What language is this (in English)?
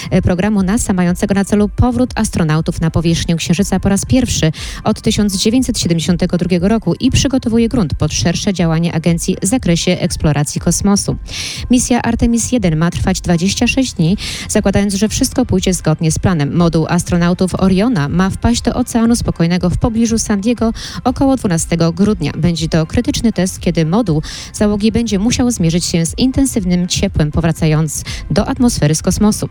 Polish